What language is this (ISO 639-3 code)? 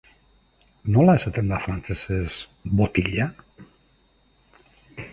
eus